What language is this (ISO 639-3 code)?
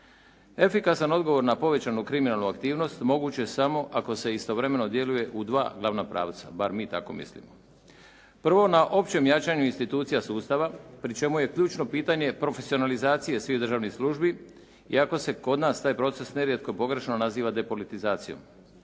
hrv